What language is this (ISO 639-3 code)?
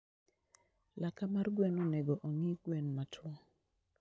luo